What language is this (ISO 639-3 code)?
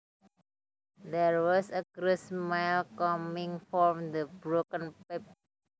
jav